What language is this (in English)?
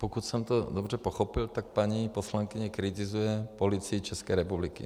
Czech